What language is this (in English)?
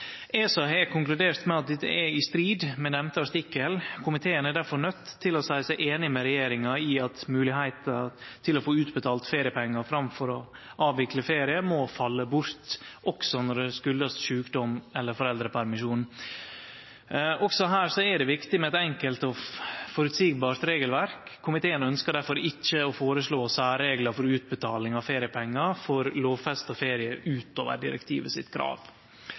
Norwegian Nynorsk